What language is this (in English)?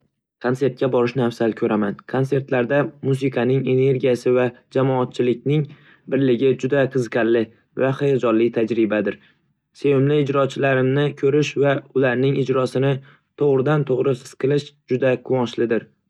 Uzbek